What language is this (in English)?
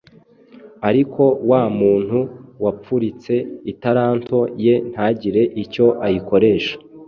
Kinyarwanda